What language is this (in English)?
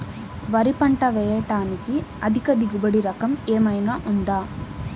Telugu